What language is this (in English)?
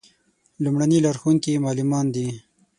Pashto